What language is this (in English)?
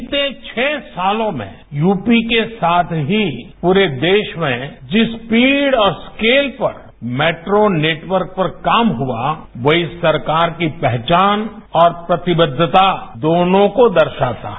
Hindi